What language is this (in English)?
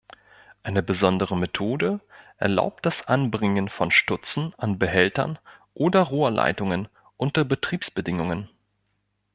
German